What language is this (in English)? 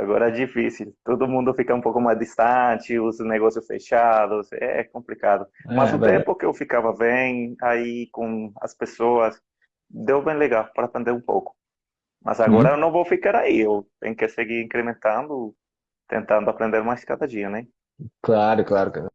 Portuguese